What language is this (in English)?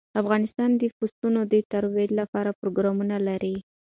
Pashto